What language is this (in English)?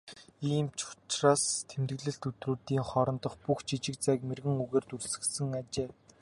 Mongolian